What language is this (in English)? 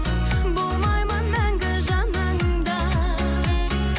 Kazakh